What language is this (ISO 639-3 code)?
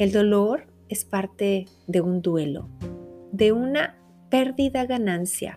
spa